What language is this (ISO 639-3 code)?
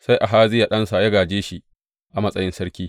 hau